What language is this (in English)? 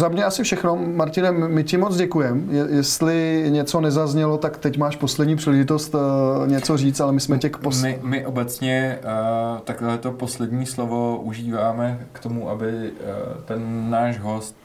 Czech